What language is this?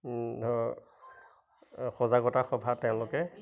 Assamese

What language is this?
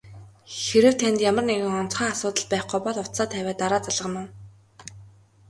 Mongolian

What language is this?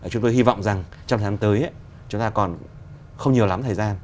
Vietnamese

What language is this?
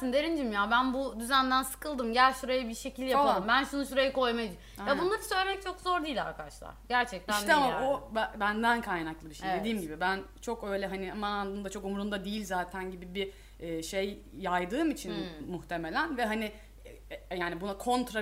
Turkish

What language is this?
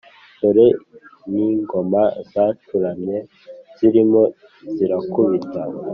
Kinyarwanda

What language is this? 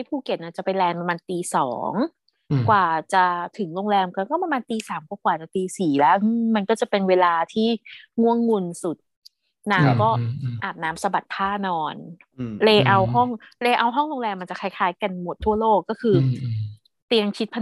Thai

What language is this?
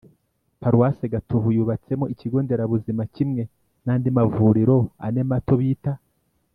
Kinyarwanda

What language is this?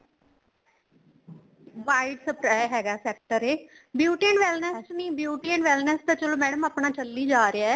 Punjabi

